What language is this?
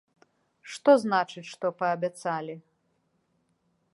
Belarusian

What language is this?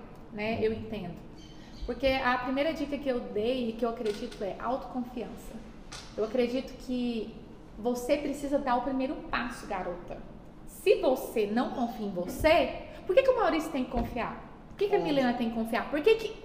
Portuguese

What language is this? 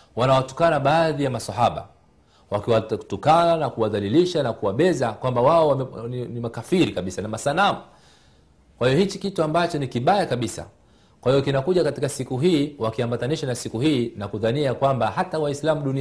Swahili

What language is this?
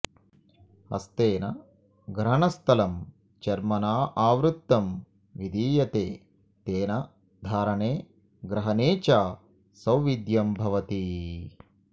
Sanskrit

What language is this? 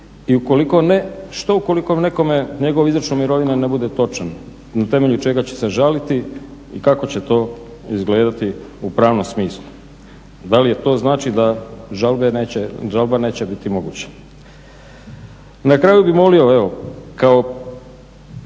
Croatian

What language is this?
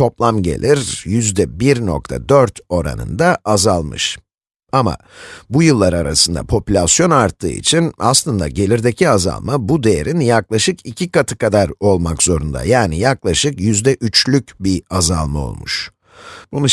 Turkish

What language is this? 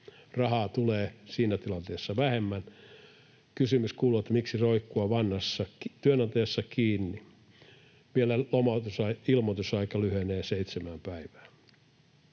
Finnish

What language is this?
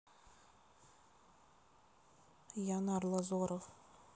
Russian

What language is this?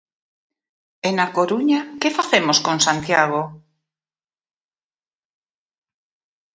Galician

